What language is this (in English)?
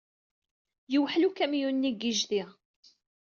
Kabyle